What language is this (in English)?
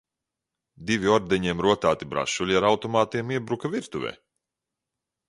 Latvian